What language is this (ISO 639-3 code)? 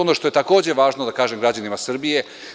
srp